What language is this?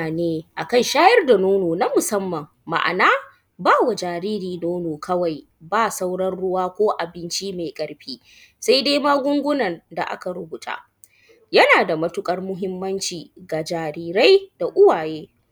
Hausa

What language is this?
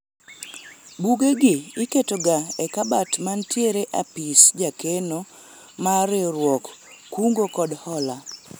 Luo (Kenya and Tanzania)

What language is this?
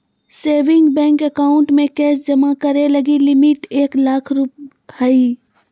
Magahi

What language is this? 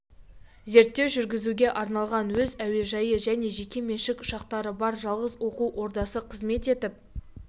Kazakh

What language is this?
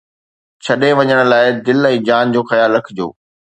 Sindhi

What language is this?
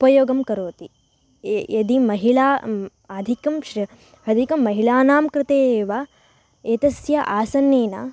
Sanskrit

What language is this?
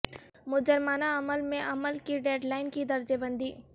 Urdu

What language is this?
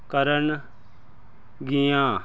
Punjabi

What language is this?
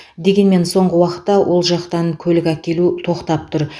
Kazakh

